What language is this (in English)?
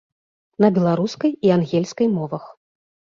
Belarusian